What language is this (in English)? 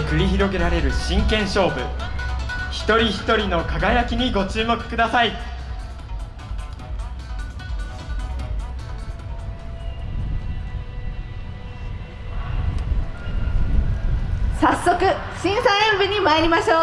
Japanese